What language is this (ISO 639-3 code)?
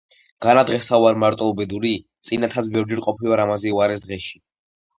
kat